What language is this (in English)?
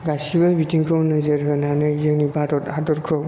Bodo